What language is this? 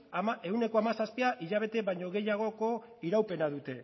Basque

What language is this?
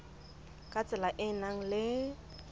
Southern Sotho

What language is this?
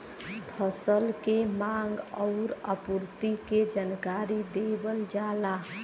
Bhojpuri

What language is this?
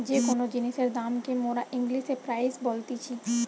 Bangla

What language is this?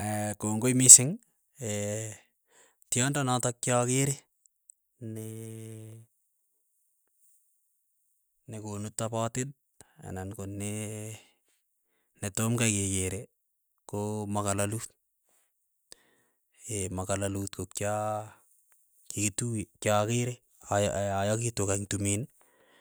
Keiyo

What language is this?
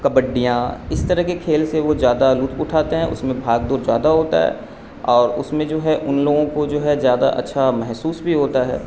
Urdu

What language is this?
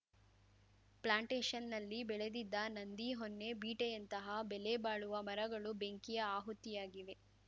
Kannada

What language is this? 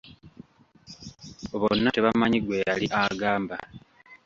Ganda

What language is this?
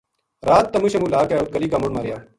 Gujari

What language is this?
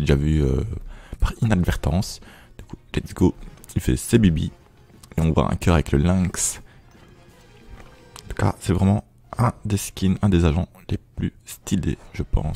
French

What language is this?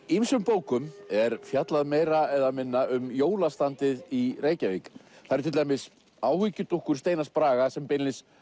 Icelandic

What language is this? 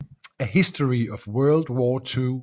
Danish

